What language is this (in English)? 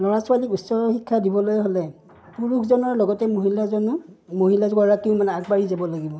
Assamese